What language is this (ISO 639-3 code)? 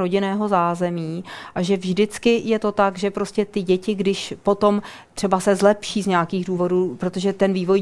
ces